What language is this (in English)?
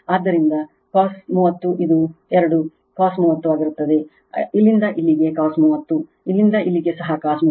Kannada